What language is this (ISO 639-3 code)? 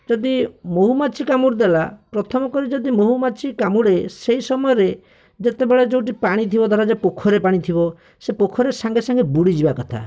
ori